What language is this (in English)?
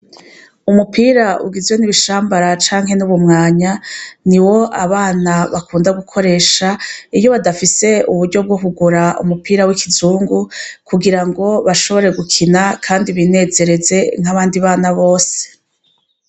Rundi